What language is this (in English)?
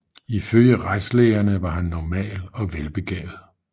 Danish